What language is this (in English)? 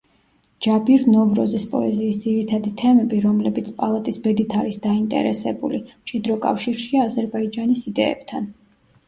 Georgian